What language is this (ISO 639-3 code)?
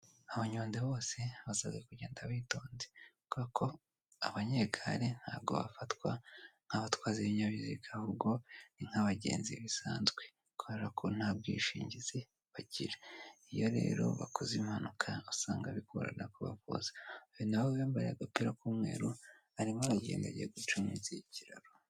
kin